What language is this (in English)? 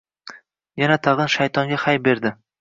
Uzbek